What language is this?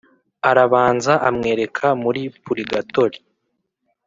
Kinyarwanda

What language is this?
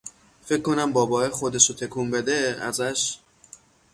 Persian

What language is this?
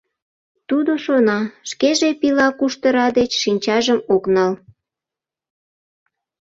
Mari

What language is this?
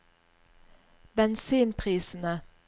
Norwegian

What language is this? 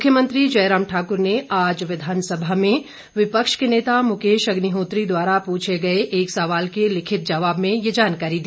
Hindi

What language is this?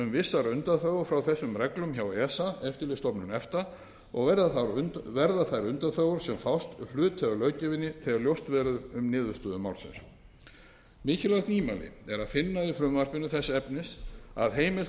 Icelandic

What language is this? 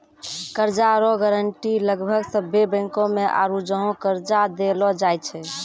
Maithili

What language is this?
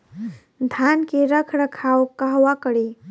Bhojpuri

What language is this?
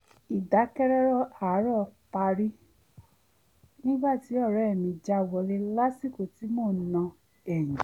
Yoruba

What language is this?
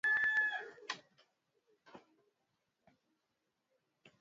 Swahili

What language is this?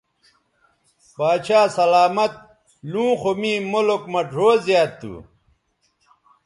Bateri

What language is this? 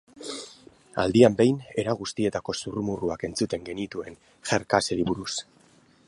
Basque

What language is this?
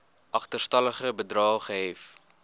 Afrikaans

